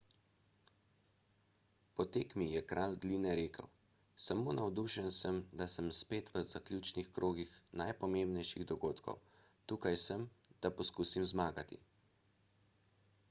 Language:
Slovenian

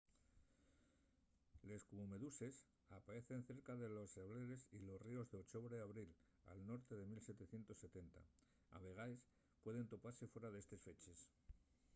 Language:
Asturian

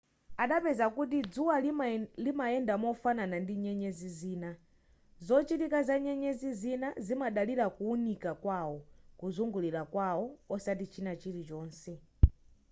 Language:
Nyanja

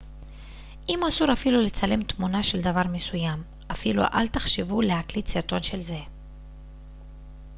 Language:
Hebrew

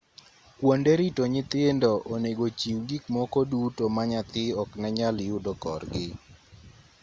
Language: Luo (Kenya and Tanzania)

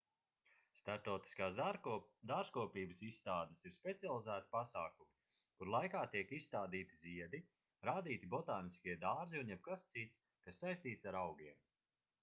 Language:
Latvian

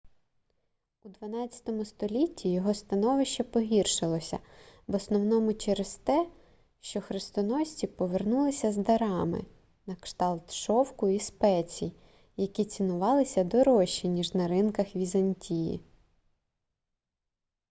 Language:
Ukrainian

